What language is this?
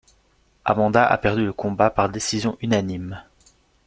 French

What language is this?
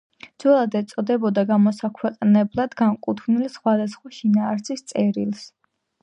Georgian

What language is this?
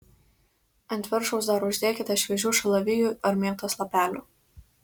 Lithuanian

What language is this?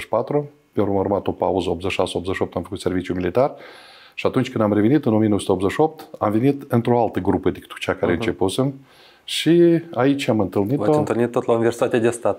Romanian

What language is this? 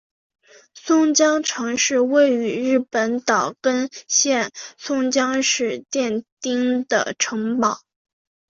Chinese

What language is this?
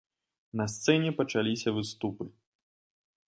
Belarusian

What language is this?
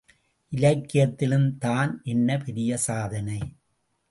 Tamil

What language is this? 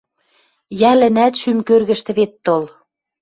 Western Mari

